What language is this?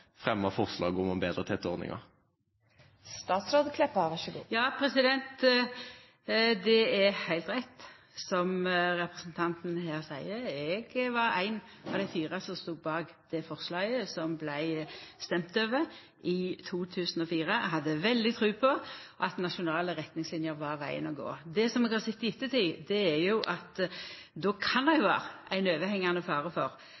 Norwegian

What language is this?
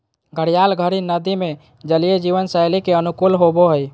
Magahi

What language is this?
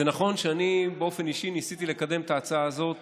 Hebrew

